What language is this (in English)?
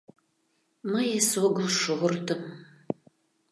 Mari